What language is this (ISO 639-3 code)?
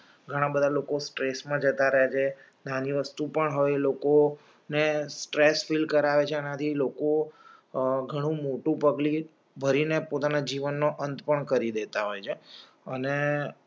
guj